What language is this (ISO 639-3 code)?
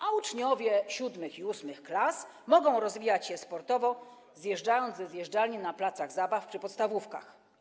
pol